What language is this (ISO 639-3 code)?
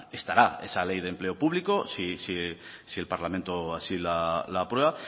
spa